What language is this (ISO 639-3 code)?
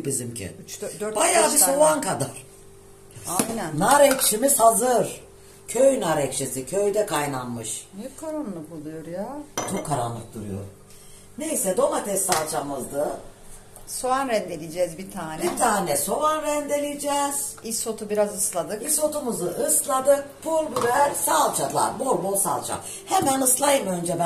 tur